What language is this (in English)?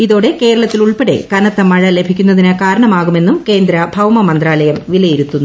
Malayalam